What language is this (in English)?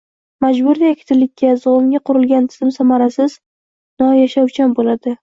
Uzbek